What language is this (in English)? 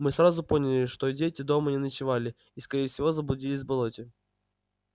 Russian